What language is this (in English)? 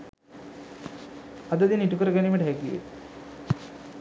Sinhala